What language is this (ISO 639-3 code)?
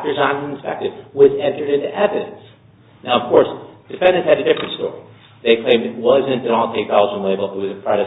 eng